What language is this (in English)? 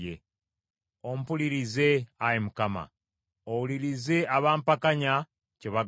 Ganda